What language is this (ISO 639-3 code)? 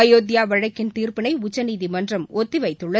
tam